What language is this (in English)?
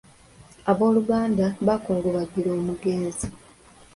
Ganda